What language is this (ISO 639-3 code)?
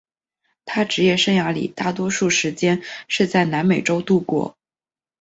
zho